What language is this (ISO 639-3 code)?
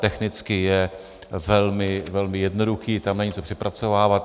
ces